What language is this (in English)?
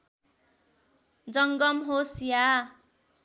Nepali